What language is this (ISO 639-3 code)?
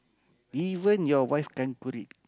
eng